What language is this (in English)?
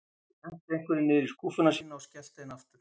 Icelandic